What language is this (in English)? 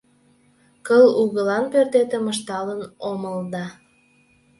Mari